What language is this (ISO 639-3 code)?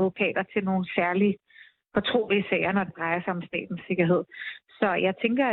dan